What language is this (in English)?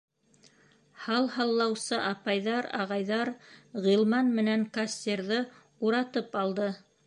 Bashkir